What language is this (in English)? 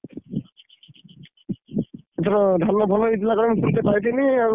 Odia